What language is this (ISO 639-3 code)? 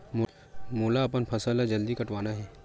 hne